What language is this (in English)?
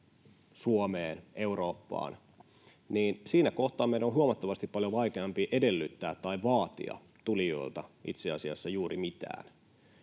Finnish